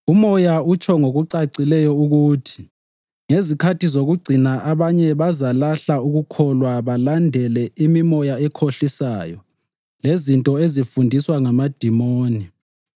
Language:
North Ndebele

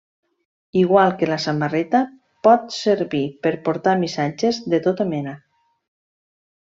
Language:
Catalan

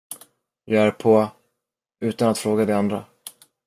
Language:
Swedish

